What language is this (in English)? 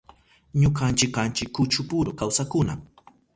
Southern Pastaza Quechua